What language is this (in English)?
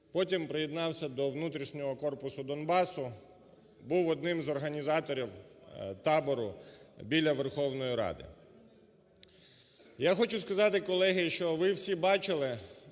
Ukrainian